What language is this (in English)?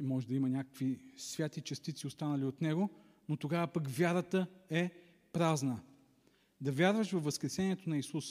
Bulgarian